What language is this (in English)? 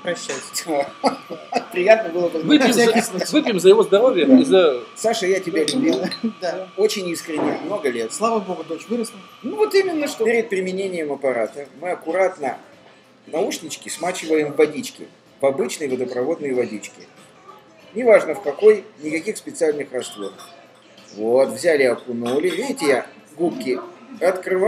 Russian